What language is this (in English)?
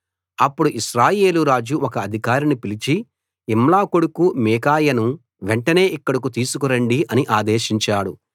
Telugu